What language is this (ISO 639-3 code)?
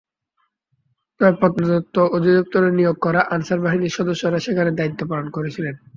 ben